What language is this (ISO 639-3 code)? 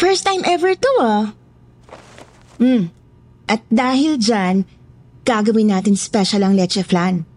fil